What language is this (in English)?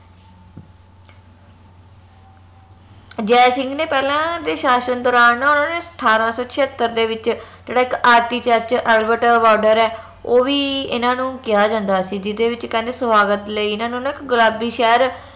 Punjabi